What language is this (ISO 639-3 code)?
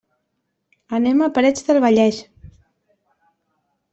cat